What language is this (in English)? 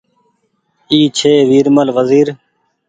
Goaria